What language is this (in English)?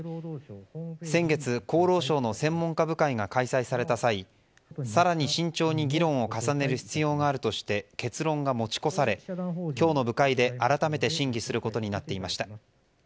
Japanese